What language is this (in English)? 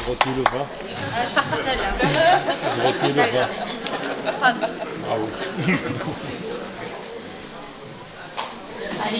French